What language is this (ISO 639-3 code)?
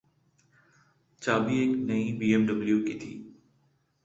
urd